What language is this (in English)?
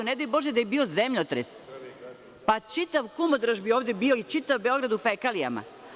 Serbian